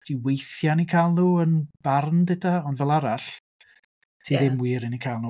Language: Welsh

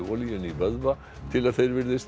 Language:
Icelandic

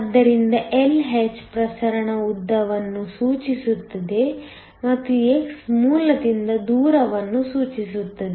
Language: Kannada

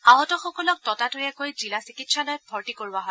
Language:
Assamese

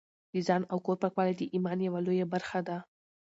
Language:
Pashto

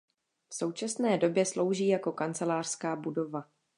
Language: Czech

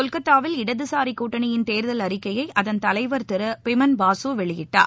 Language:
Tamil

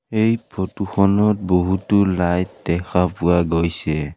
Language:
Assamese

